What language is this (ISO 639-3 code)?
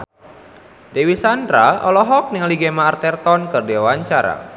sun